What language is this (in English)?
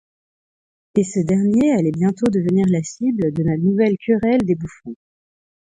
French